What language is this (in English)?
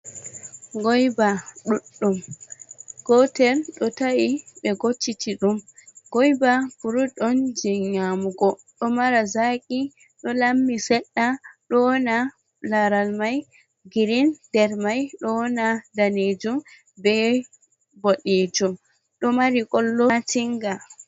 Fula